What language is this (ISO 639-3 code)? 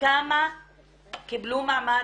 heb